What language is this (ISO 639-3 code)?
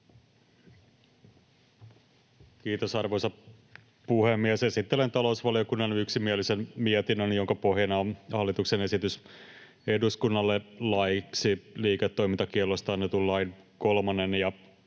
fin